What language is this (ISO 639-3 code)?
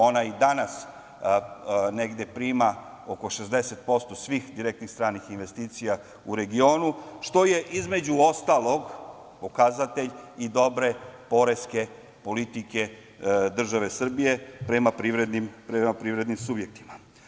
srp